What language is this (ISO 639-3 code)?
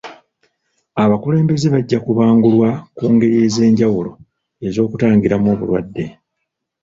lug